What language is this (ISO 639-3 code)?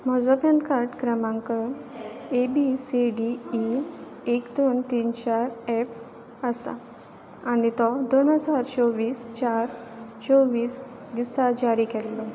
kok